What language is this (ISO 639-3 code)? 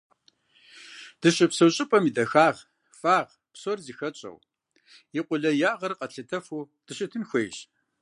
kbd